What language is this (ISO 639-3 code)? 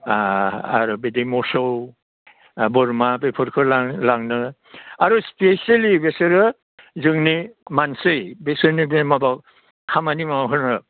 brx